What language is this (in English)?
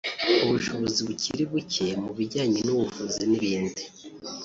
Kinyarwanda